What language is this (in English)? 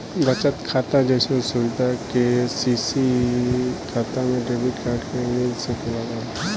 Bhojpuri